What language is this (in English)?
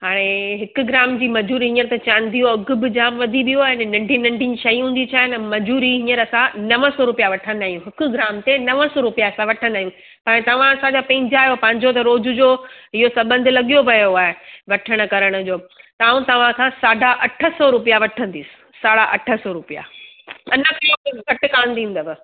Sindhi